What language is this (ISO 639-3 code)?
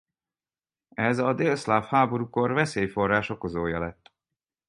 hun